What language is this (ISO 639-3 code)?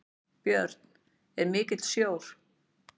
isl